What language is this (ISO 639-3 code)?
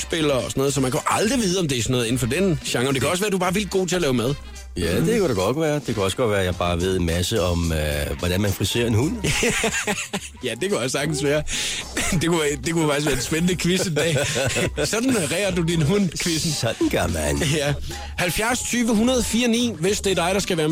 dan